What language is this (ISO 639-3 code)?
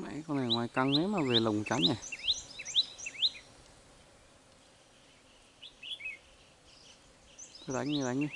vie